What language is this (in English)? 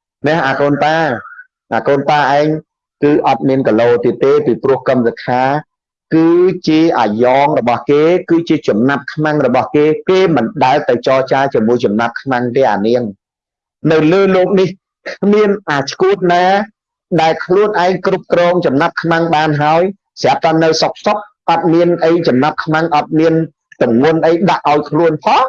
Vietnamese